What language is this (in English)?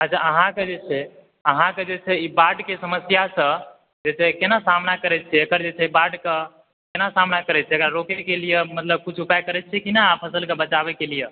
Maithili